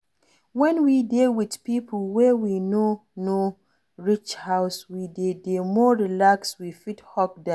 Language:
Nigerian Pidgin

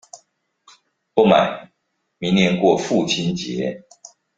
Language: Chinese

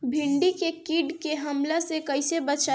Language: Bhojpuri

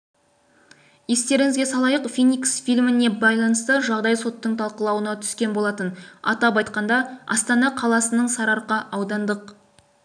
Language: Kazakh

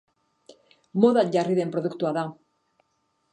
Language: Basque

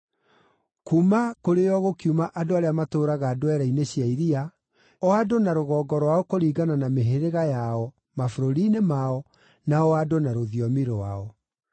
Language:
Kikuyu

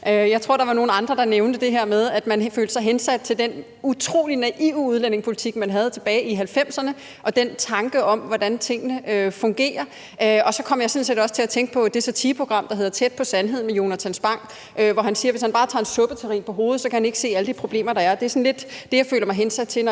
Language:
Danish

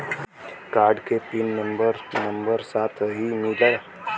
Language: Bhojpuri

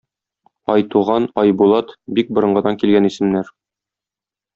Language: Tatar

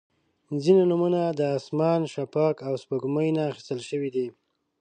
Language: Pashto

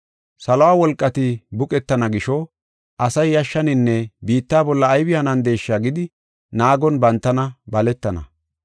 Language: Gofa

